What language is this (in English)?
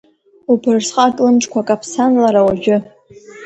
Abkhazian